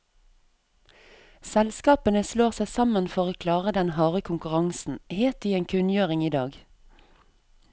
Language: Norwegian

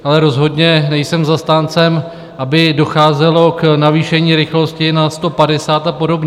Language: Czech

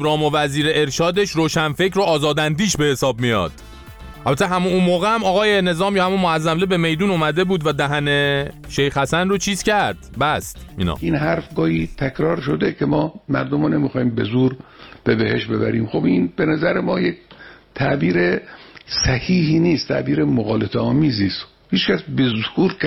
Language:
Persian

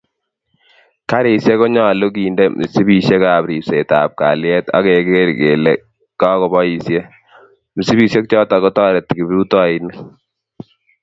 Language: Kalenjin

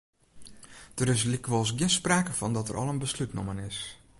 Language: Western Frisian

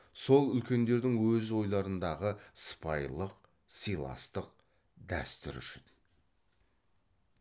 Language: Kazakh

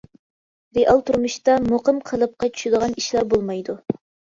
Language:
Uyghur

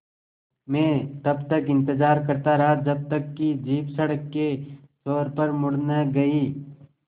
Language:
Hindi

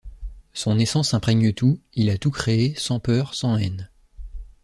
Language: French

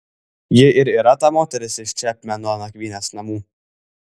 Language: Lithuanian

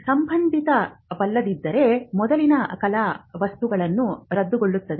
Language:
Kannada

